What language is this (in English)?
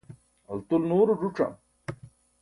Burushaski